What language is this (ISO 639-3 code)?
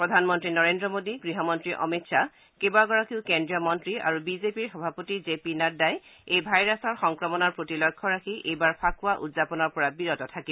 asm